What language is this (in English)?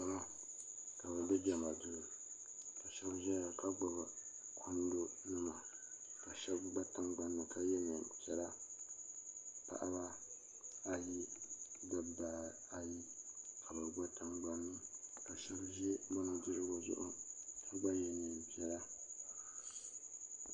Dagbani